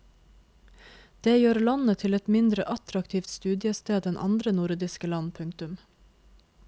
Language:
Norwegian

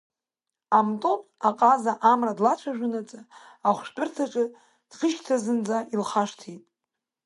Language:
Abkhazian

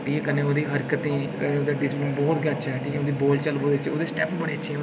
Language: Dogri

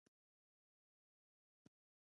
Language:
Pashto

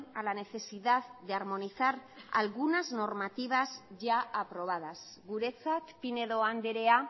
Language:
Spanish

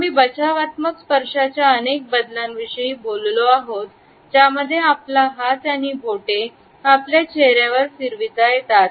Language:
Marathi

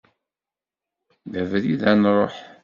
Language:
Kabyle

